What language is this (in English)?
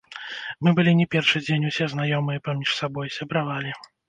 Belarusian